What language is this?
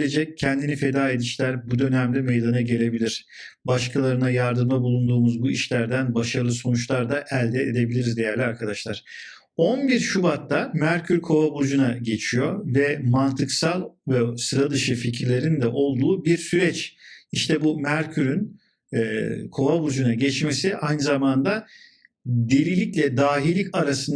Turkish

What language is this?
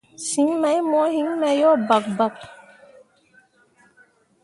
Mundang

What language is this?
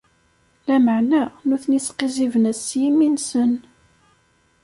Kabyle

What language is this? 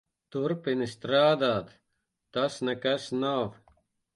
Latvian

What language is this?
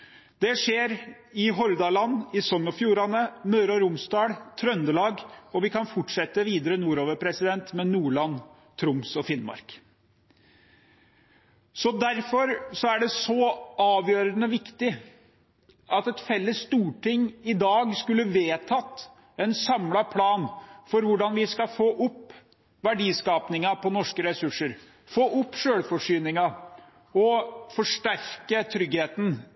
Norwegian Bokmål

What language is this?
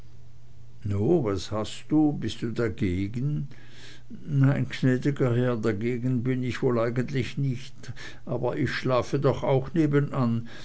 German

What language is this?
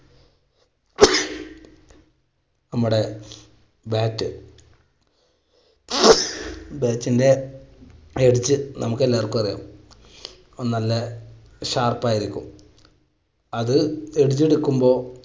Malayalam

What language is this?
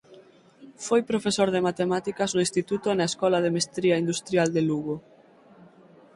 Galician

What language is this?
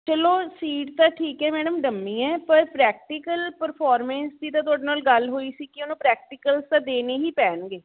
Punjabi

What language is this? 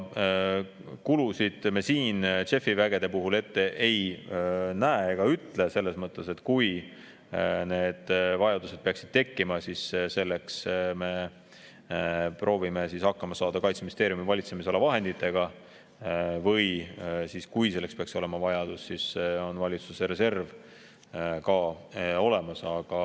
Estonian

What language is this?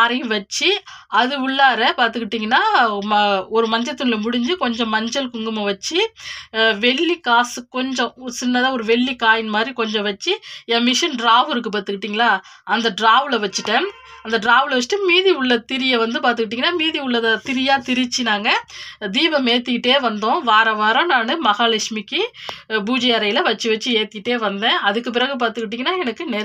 Arabic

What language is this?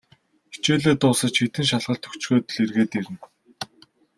Mongolian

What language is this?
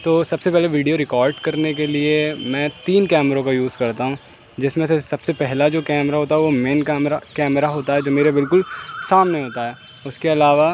Urdu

